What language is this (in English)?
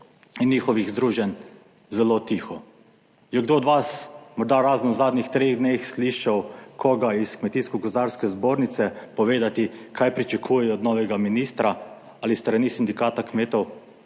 Slovenian